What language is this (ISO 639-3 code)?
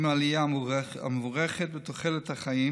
heb